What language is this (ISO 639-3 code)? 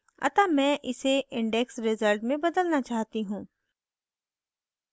hin